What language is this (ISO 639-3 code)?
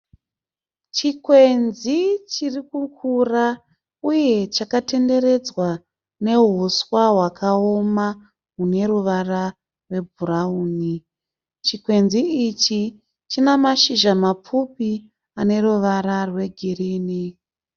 sna